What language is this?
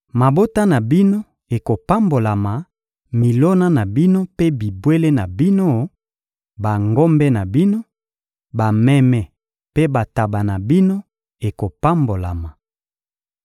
Lingala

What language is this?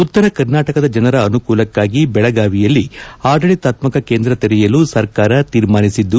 Kannada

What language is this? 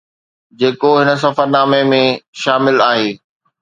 Sindhi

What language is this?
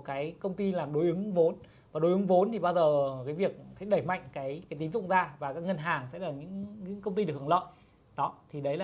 Vietnamese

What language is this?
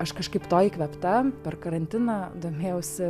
Lithuanian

